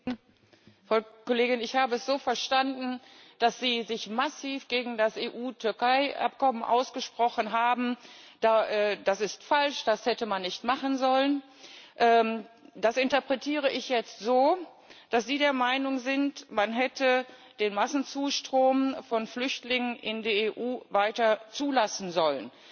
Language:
German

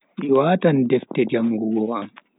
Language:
Bagirmi Fulfulde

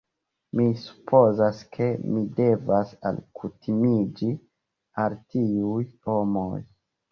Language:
Esperanto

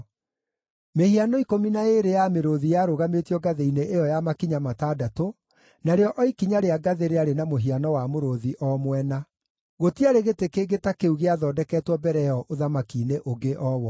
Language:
Kikuyu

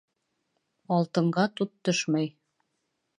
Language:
Bashkir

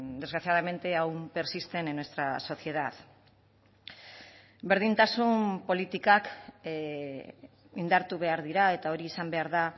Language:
Basque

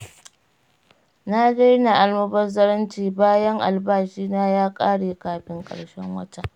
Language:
Hausa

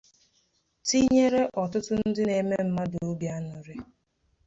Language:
Igbo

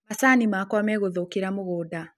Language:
Kikuyu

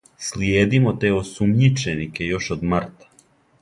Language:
Serbian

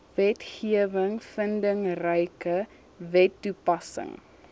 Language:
Afrikaans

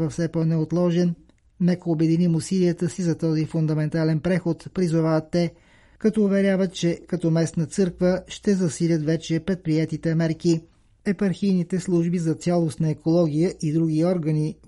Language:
Bulgarian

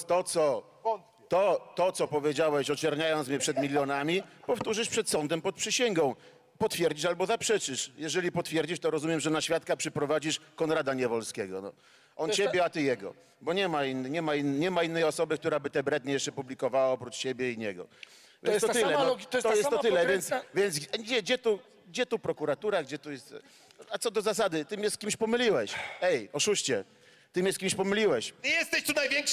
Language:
Polish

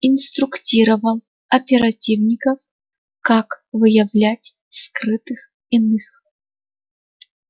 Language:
Russian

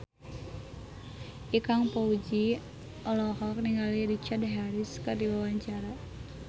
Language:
Sundanese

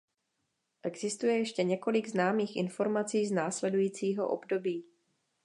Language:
Czech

